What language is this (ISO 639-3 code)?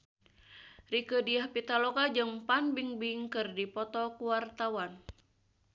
sun